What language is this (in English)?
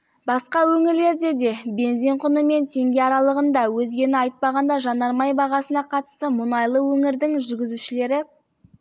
Kazakh